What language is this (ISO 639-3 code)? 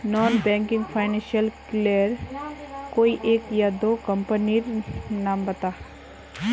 mag